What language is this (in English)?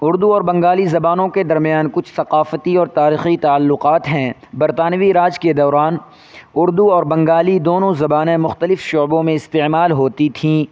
Urdu